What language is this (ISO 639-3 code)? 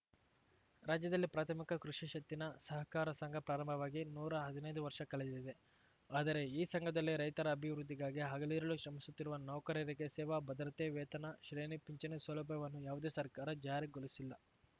kan